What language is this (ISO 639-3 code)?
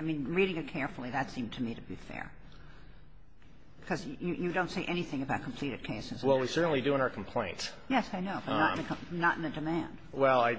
eng